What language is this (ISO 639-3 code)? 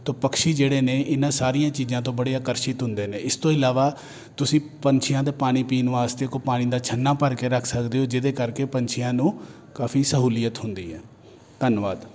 pan